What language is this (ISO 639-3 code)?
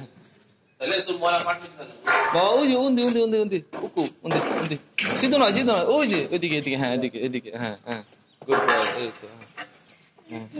tur